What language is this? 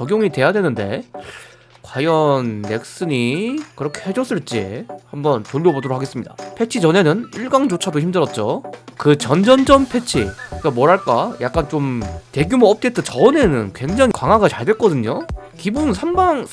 Korean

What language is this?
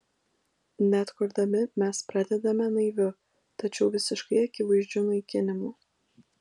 Lithuanian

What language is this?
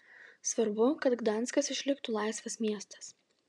Lithuanian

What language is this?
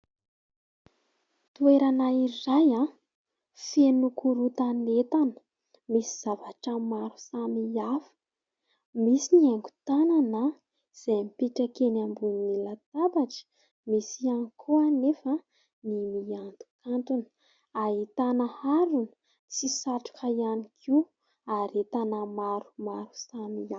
Malagasy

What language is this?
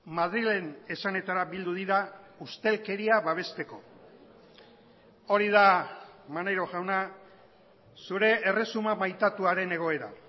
Basque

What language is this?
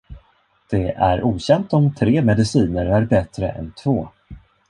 Swedish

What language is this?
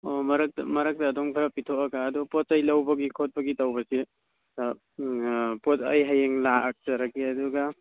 Manipuri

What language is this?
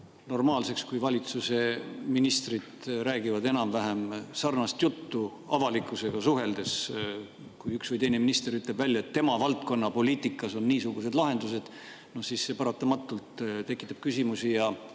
Estonian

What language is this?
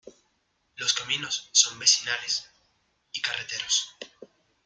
Spanish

